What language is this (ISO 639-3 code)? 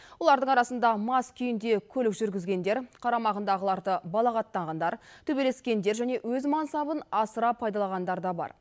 kaz